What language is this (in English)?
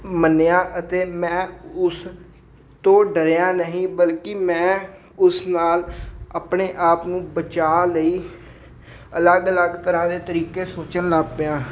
Punjabi